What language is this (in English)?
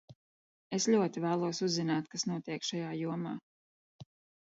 Latvian